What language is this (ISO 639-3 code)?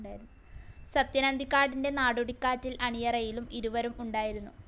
mal